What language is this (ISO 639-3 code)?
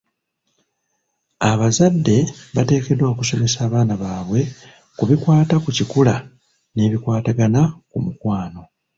lug